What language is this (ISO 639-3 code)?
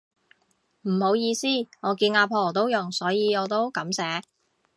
yue